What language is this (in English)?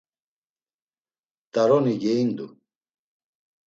Laz